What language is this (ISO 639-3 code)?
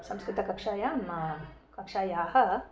san